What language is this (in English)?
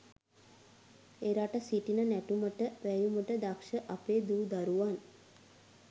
Sinhala